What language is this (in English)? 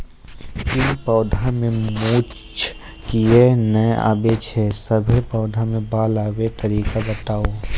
Maithili